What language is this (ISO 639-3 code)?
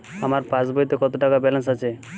ben